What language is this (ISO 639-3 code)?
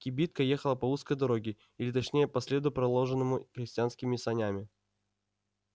rus